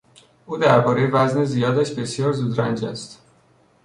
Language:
Persian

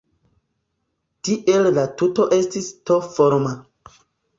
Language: Esperanto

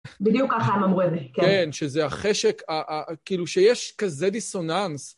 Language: Hebrew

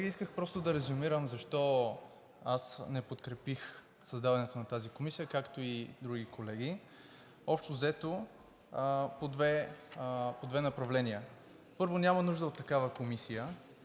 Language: Bulgarian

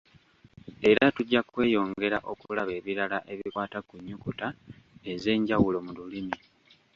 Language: Ganda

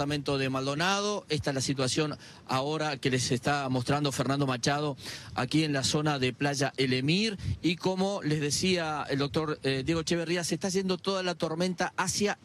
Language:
Spanish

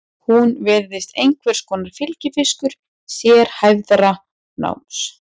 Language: Icelandic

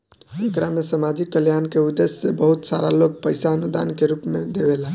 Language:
Bhojpuri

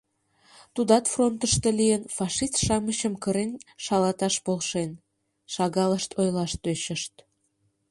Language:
Mari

